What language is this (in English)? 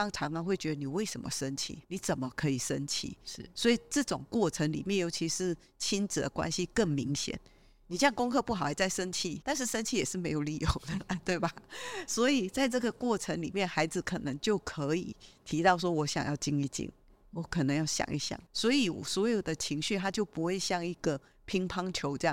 Chinese